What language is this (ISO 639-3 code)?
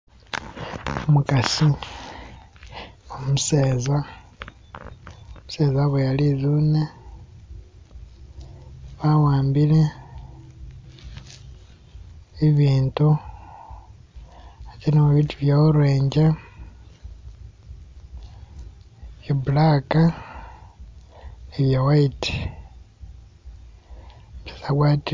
myx